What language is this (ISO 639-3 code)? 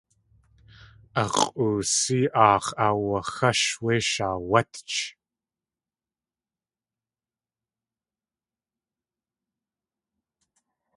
tli